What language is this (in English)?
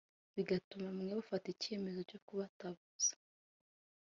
Kinyarwanda